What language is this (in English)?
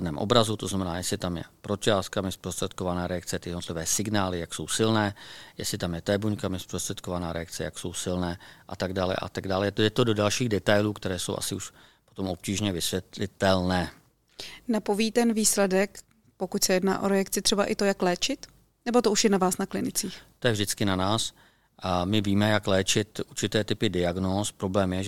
Czech